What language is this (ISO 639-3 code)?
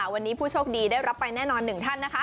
tha